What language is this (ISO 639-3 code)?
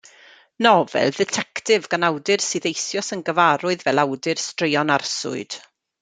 cym